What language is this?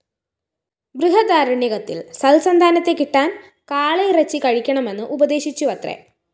Malayalam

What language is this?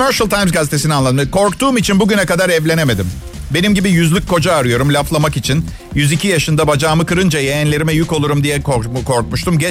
Turkish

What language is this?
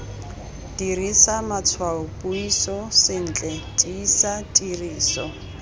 Tswana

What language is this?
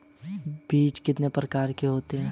Hindi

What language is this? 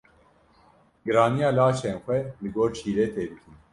Kurdish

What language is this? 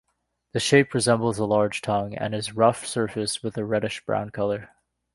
English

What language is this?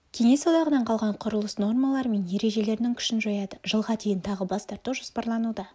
Kazakh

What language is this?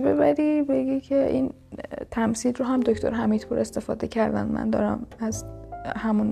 Persian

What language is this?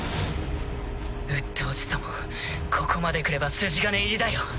Japanese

